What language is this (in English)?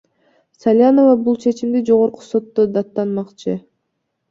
Kyrgyz